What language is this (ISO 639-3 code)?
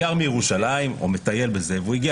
heb